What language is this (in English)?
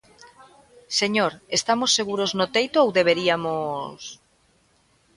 Galician